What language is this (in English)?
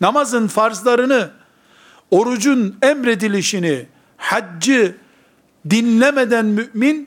Turkish